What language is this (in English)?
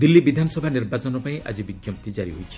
Odia